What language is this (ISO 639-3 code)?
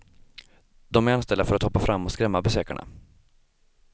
swe